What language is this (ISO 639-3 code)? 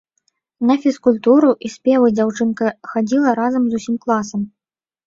bel